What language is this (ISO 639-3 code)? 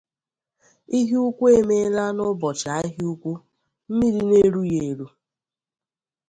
ibo